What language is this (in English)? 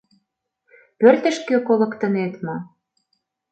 Mari